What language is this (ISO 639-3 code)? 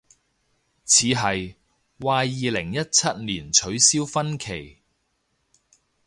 yue